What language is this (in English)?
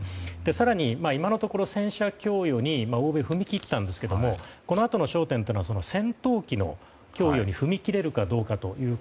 Japanese